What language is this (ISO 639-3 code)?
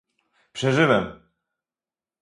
pol